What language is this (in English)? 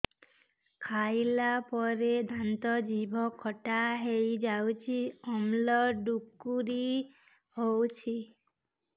Odia